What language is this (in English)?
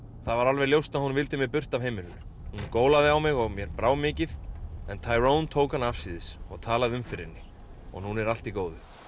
Icelandic